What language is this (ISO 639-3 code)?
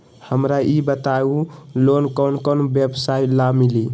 mag